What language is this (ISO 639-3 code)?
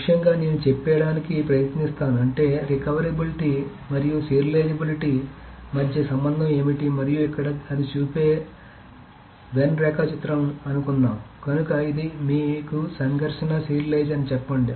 tel